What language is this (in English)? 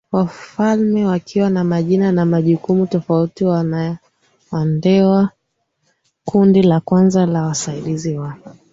Swahili